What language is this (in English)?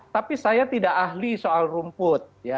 Indonesian